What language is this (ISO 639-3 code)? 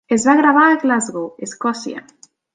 cat